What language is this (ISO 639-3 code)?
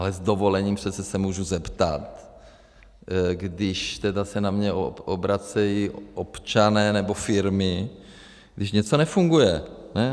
ces